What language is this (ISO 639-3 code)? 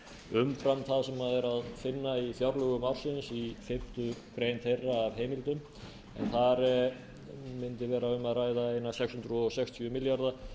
isl